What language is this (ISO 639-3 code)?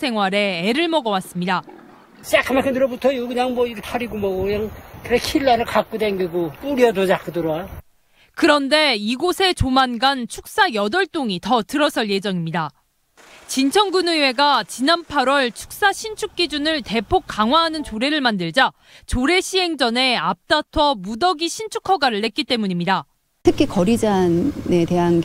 kor